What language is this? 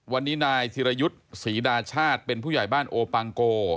Thai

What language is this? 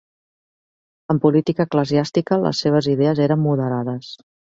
Catalan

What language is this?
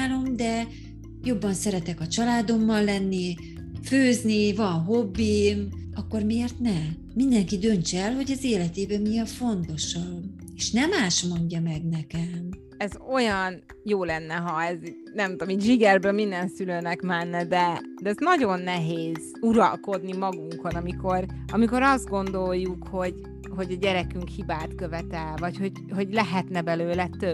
Hungarian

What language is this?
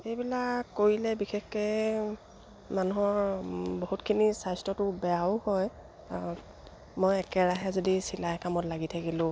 Assamese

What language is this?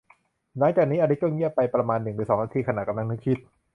Thai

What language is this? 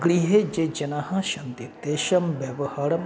Sanskrit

